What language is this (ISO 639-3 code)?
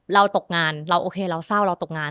tha